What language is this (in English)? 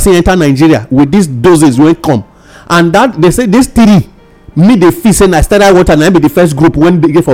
English